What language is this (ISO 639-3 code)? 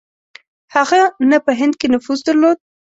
pus